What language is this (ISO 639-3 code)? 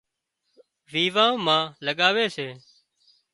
kxp